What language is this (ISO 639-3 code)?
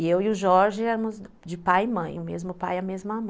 por